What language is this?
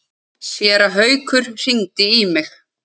Icelandic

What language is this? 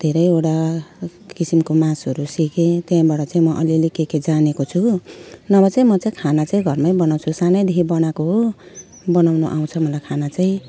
Nepali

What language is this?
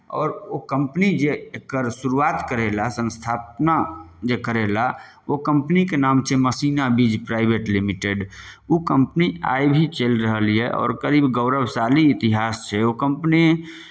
Maithili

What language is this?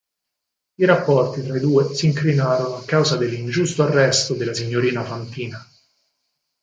Italian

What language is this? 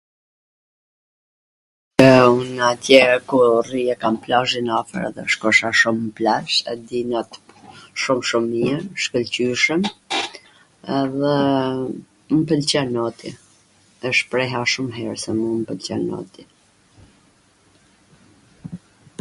Gheg Albanian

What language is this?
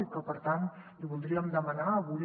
Catalan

